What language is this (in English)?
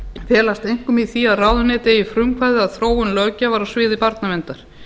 Icelandic